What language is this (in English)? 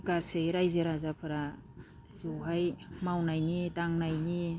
Bodo